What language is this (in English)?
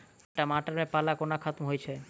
Maithili